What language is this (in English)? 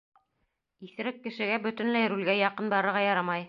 Bashkir